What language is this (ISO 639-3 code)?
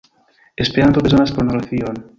epo